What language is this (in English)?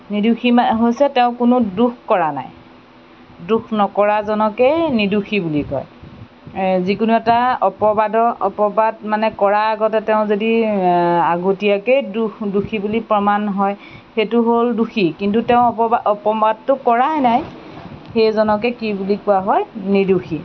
Assamese